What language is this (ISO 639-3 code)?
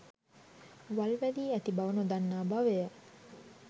sin